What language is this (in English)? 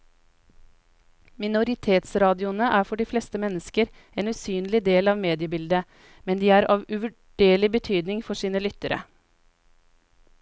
Norwegian